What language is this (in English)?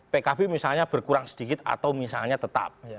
Indonesian